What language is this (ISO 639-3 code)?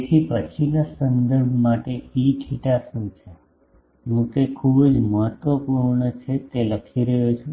guj